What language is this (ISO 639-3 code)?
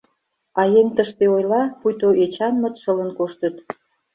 chm